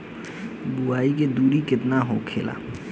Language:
Bhojpuri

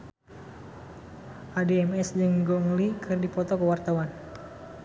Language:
Sundanese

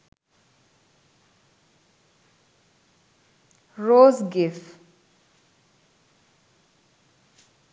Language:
Sinhala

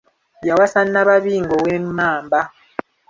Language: Ganda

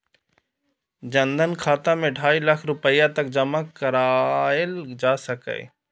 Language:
Maithili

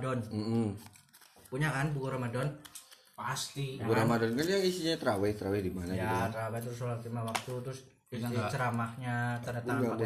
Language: Indonesian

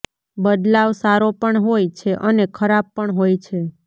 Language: Gujarati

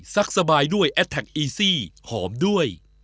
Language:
Thai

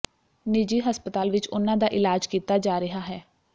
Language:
Punjabi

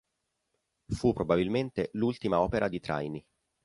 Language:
Italian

